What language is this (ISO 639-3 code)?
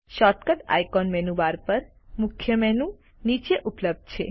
guj